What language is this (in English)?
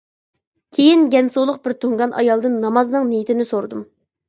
Uyghur